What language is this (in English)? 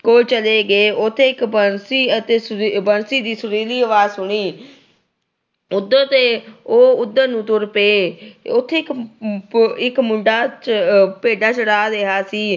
Punjabi